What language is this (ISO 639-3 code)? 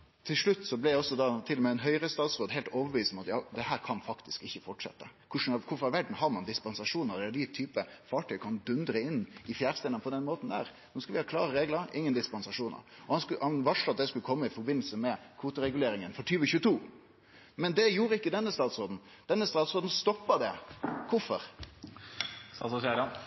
nno